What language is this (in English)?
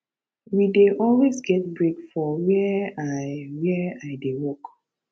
Nigerian Pidgin